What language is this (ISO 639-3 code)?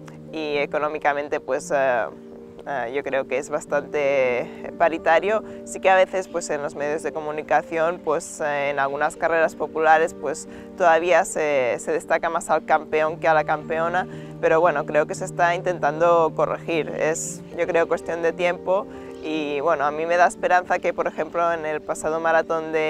spa